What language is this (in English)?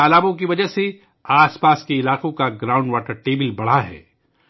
Urdu